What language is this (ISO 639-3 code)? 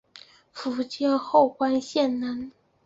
zho